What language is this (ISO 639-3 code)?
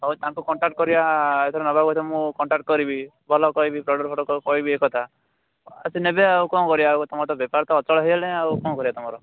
ori